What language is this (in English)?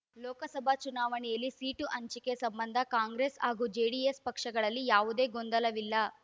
Kannada